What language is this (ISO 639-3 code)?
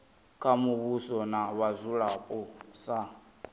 ven